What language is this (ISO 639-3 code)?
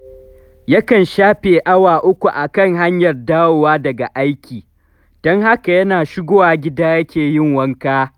hau